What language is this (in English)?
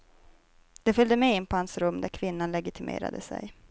Swedish